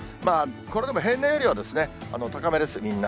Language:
Japanese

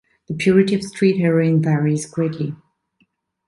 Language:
English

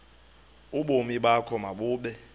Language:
Xhosa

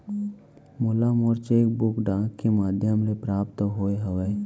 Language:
Chhattisgarhi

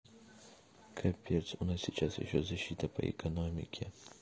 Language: Russian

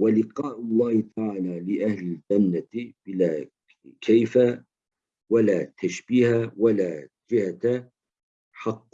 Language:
Turkish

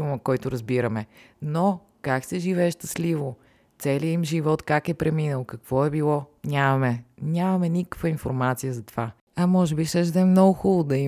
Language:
Bulgarian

